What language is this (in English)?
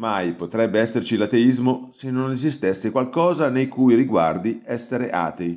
Italian